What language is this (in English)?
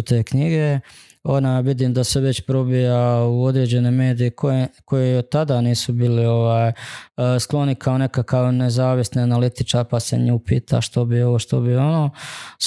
Croatian